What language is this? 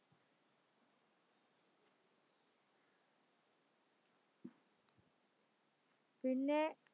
Malayalam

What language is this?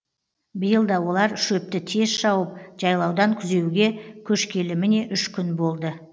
Kazakh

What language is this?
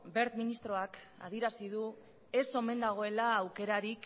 Basque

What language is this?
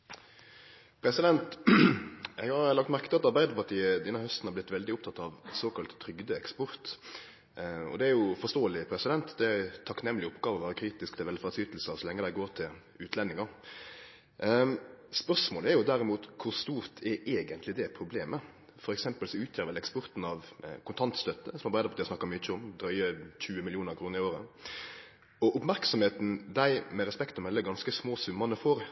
Norwegian Nynorsk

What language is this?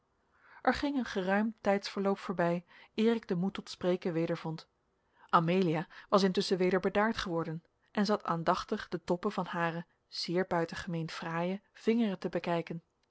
Dutch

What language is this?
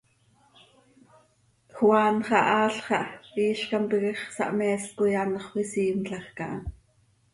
Seri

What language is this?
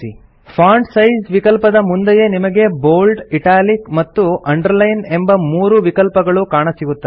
Kannada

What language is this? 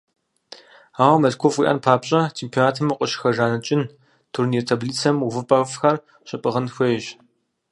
Kabardian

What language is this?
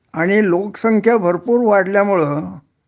Marathi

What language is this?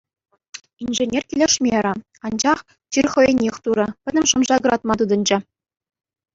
Chuvash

